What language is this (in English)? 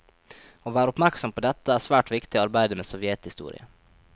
Norwegian